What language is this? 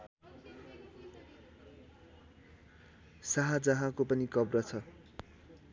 Nepali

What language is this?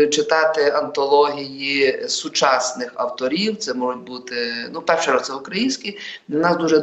Ukrainian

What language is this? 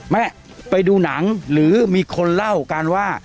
Thai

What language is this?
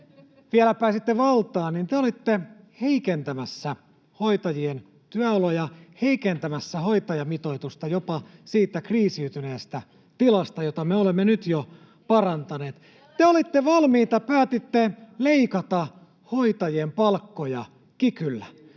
Finnish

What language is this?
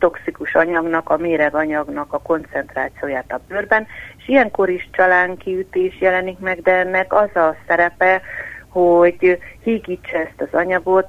Hungarian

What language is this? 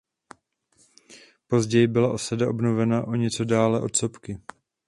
Czech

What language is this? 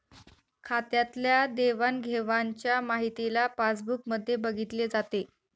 Marathi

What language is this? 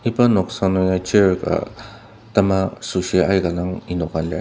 Ao Naga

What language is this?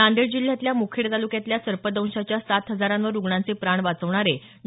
Marathi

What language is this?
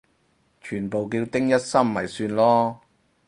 Cantonese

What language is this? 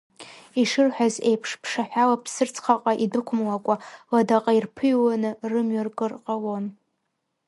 Abkhazian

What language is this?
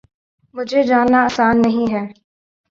Urdu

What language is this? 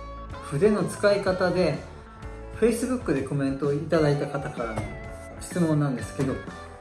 Japanese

